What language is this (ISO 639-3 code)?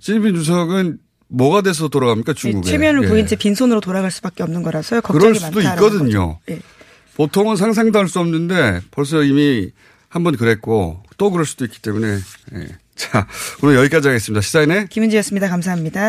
kor